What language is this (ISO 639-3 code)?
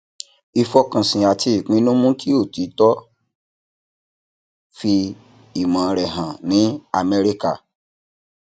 yor